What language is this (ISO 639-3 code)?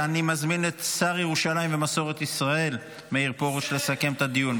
heb